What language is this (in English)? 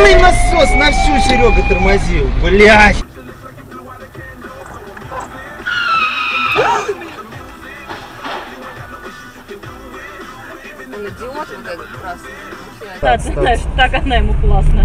Russian